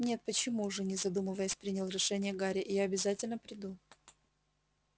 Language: Russian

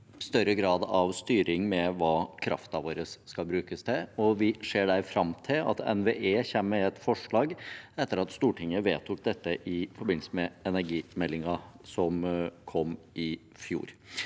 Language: Norwegian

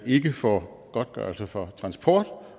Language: Danish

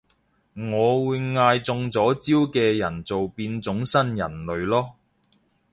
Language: Cantonese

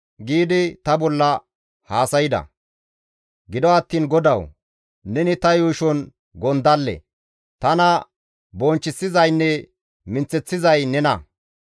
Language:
Gamo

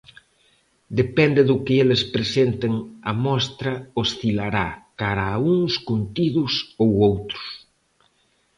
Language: Galician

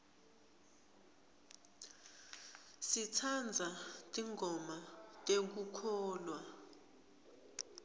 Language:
Swati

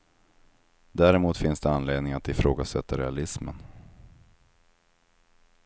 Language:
Swedish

